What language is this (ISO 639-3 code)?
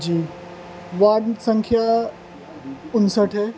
urd